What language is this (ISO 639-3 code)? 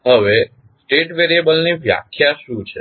guj